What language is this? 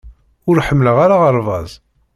Kabyle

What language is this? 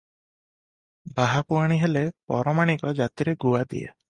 Odia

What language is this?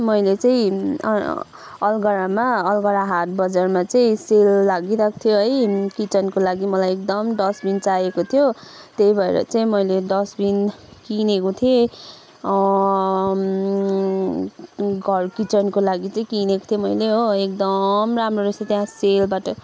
Nepali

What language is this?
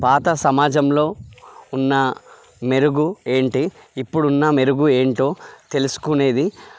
Telugu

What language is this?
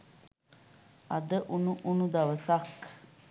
Sinhala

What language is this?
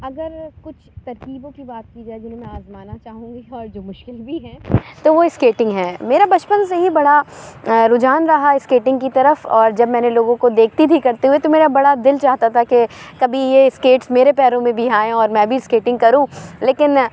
Urdu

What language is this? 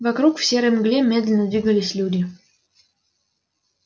Russian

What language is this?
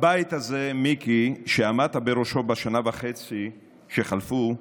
Hebrew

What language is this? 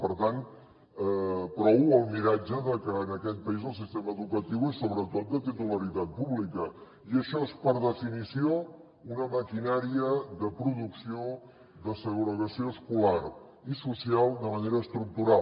Catalan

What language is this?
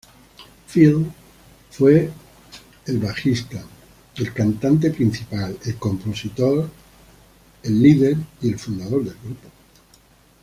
Spanish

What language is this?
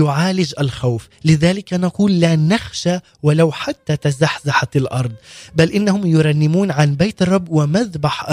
Arabic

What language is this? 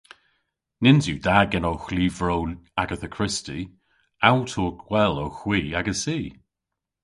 Cornish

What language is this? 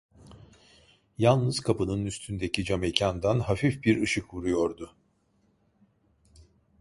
Turkish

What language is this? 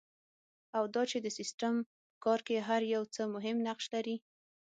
Pashto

